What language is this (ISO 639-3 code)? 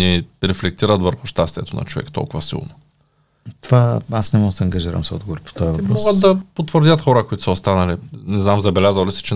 bul